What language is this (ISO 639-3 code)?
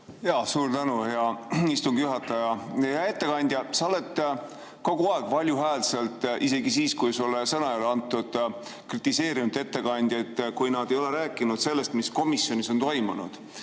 est